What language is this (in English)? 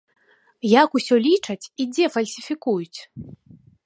Belarusian